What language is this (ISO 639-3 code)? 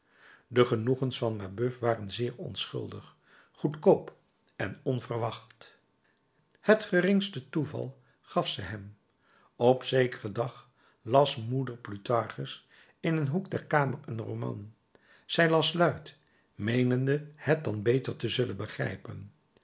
nld